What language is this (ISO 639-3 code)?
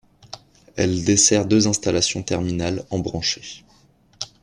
fra